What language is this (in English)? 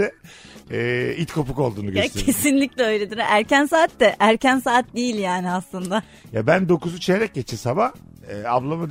Turkish